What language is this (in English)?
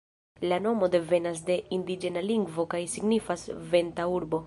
Esperanto